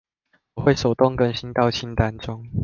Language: Chinese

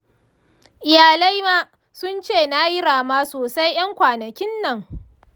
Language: Hausa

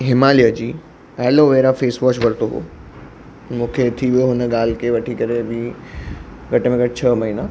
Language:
Sindhi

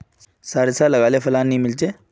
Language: Magahi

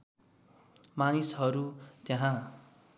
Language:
Nepali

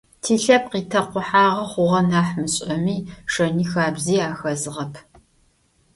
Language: Adyghe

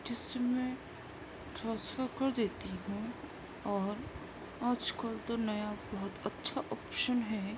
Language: Urdu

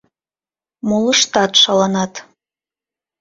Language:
Mari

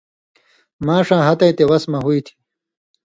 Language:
Indus Kohistani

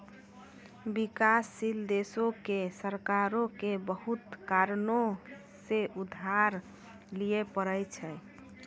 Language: Maithili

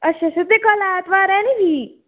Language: Dogri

